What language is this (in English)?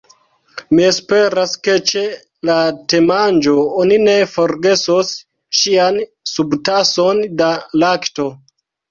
Esperanto